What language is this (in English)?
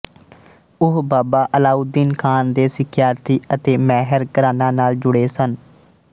Punjabi